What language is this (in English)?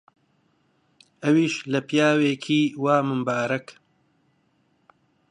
Central Kurdish